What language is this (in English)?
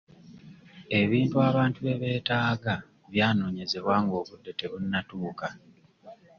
Ganda